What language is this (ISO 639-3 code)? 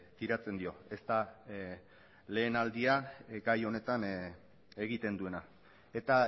eus